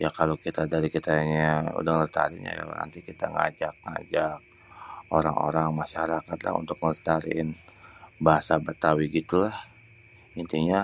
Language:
Betawi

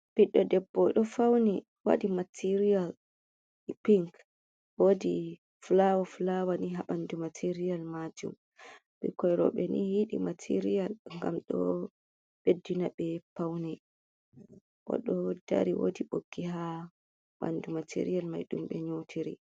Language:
Fula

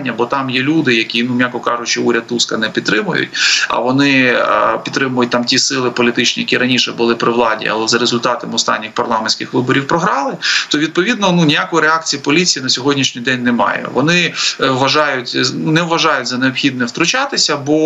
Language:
Ukrainian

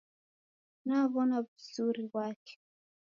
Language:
Taita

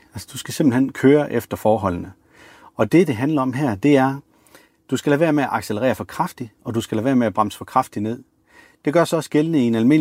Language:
Danish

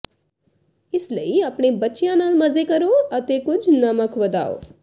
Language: Punjabi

